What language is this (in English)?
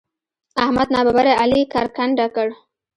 Pashto